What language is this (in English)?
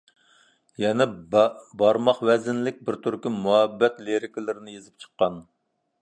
Uyghur